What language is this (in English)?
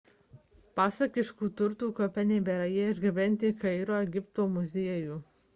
Lithuanian